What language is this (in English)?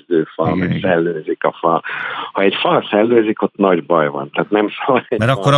Hungarian